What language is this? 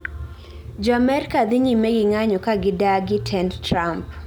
Luo (Kenya and Tanzania)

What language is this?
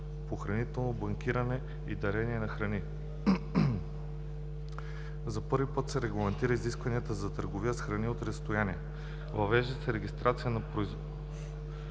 Bulgarian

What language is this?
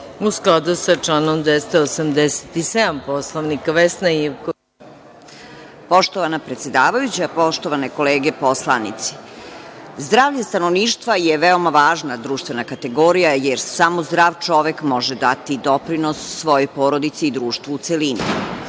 Serbian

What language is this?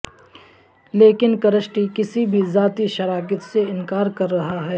Urdu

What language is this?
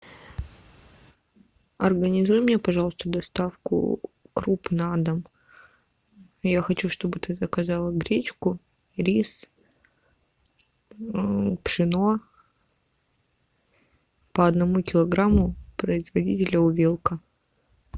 Russian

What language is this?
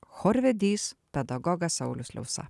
Lithuanian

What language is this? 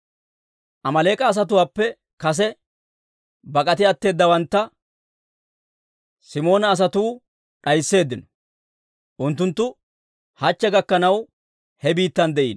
Dawro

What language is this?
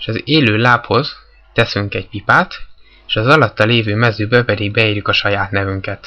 Hungarian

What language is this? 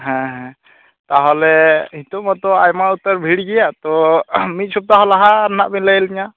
Santali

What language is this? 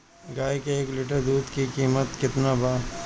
Bhojpuri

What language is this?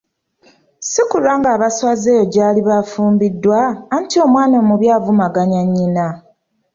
Ganda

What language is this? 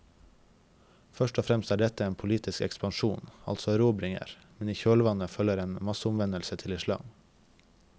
Norwegian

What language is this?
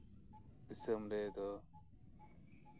Santali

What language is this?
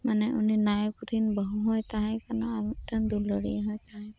Santali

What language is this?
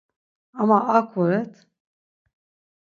Laz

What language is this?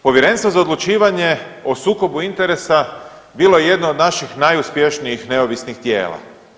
Croatian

